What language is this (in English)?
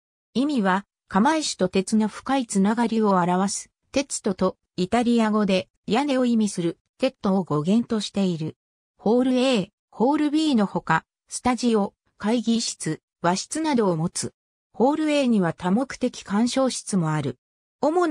Japanese